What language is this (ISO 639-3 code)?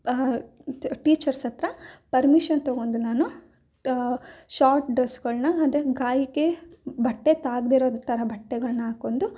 kan